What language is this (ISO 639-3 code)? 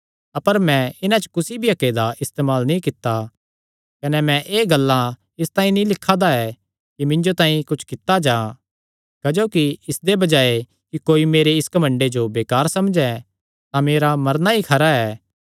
xnr